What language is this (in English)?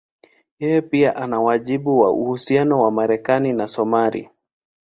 Swahili